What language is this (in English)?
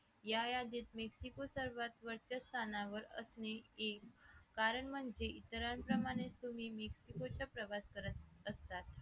Marathi